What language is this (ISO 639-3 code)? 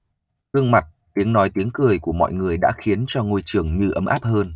vie